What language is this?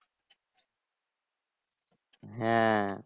Bangla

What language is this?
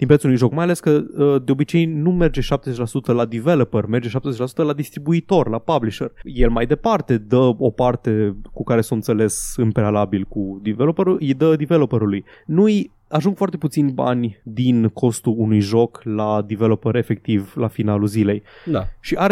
Romanian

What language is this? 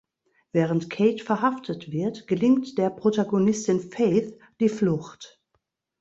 German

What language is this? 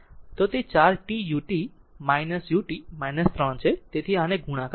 Gujarati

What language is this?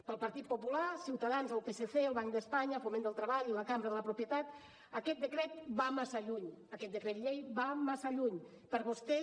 Catalan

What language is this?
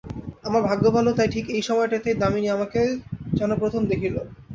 Bangla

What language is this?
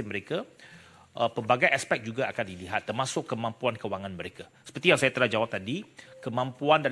Malay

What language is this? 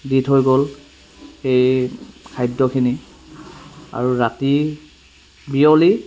Assamese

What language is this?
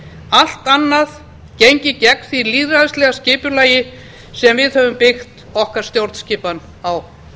Icelandic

